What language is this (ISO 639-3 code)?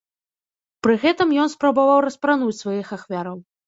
bel